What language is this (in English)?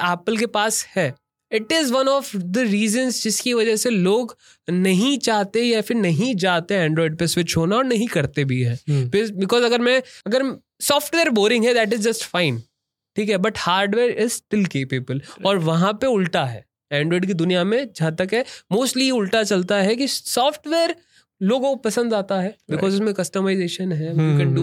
Hindi